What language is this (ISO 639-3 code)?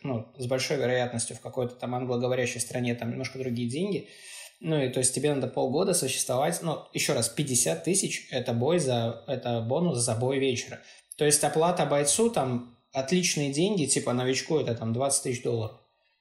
rus